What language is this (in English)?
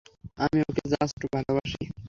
Bangla